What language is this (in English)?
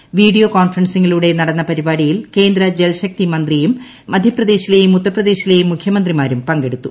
Malayalam